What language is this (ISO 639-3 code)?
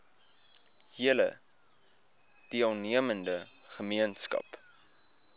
afr